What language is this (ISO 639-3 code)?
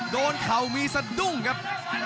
tha